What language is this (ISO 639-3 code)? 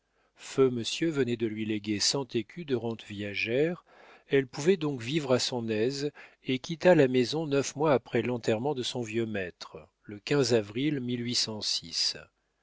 fra